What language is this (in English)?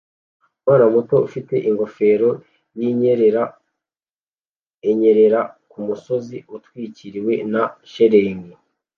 Kinyarwanda